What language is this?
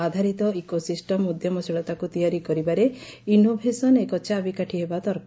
Odia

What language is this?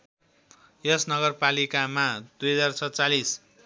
Nepali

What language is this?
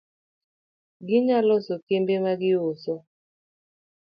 Luo (Kenya and Tanzania)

